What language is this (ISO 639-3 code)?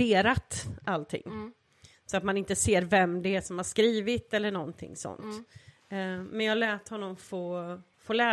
swe